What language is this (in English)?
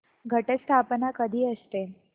Marathi